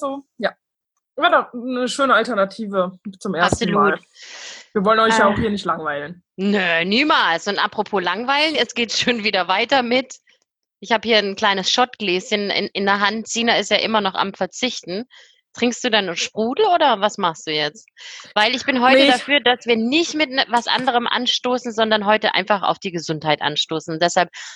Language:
German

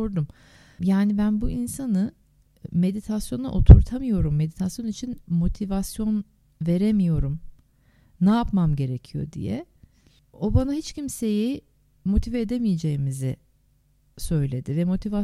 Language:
Turkish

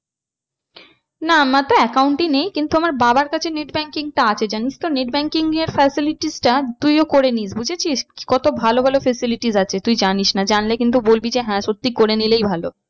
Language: Bangla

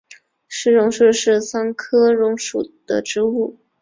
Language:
Chinese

